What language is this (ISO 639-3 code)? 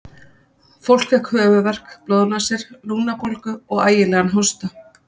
isl